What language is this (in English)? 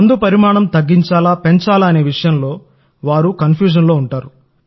Telugu